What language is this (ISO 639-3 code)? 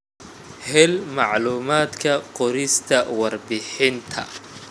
som